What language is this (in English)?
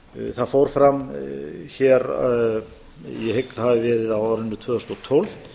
Icelandic